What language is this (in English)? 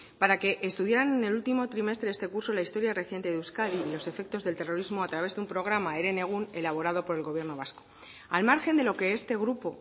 Spanish